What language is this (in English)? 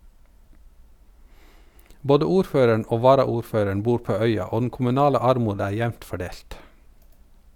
Norwegian